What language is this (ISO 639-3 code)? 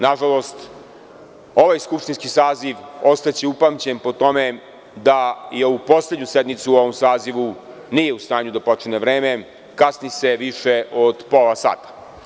srp